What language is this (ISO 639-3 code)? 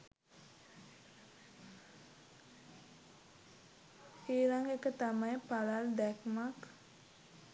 sin